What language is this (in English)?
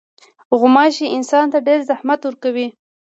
Pashto